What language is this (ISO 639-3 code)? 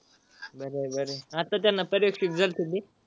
mar